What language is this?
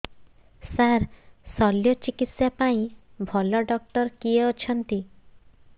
Odia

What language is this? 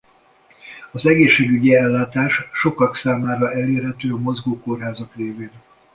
Hungarian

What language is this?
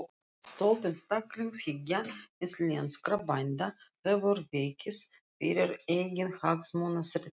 Icelandic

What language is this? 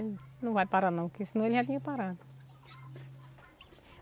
Portuguese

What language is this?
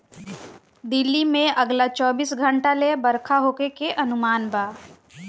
Bhojpuri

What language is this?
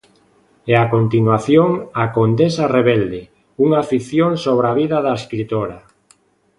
Galician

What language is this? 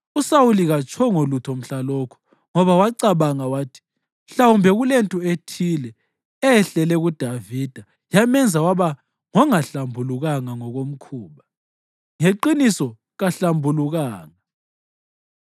North Ndebele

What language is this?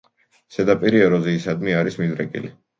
Georgian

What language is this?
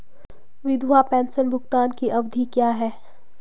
Hindi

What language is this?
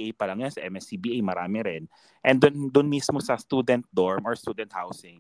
Filipino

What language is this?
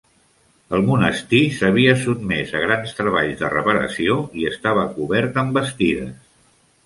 Catalan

